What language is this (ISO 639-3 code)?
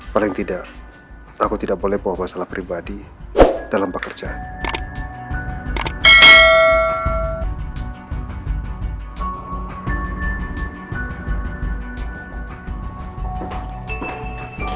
ind